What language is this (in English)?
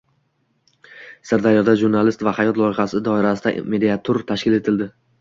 Uzbek